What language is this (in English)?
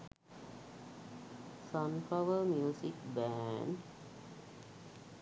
Sinhala